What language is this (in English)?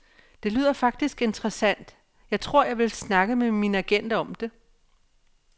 Danish